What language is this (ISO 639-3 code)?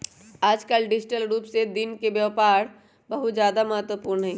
mag